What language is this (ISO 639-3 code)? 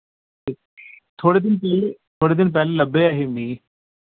doi